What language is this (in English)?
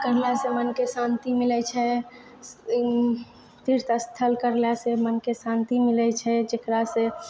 Maithili